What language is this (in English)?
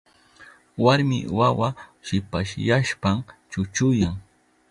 Southern Pastaza Quechua